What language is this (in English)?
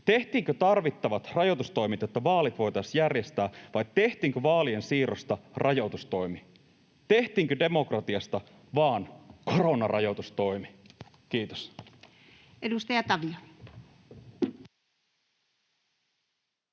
Finnish